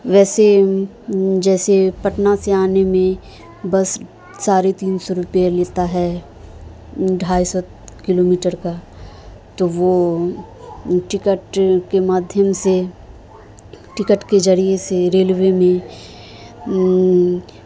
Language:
Urdu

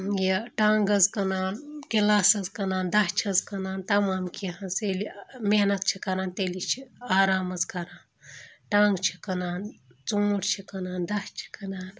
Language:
Kashmiri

